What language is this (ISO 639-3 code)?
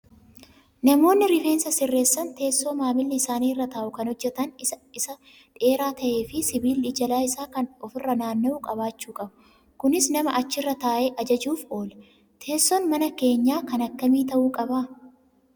orm